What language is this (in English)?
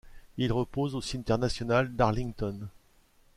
French